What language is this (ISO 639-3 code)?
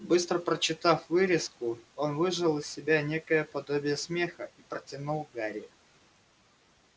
rus